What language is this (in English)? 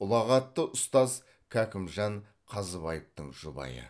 Kazakh